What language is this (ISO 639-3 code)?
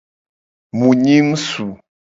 gej